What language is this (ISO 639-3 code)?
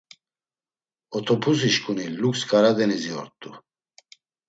lzz